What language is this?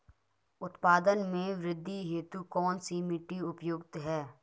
Hindi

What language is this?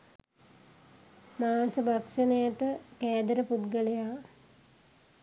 Sinhala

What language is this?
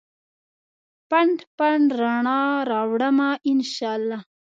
Pashto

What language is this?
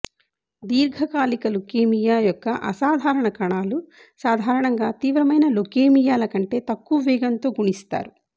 Telugu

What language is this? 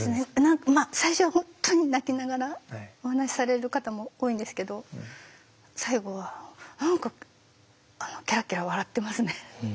Japanese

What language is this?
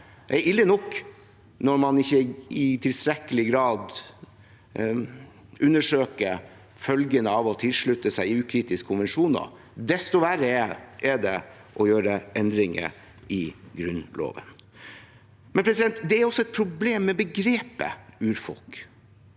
Norwegian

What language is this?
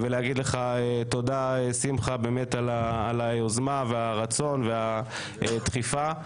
Hebrew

